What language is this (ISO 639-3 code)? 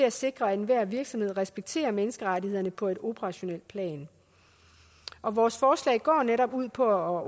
dan